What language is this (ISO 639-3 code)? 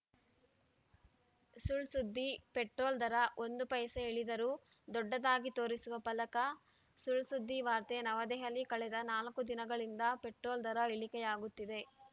kan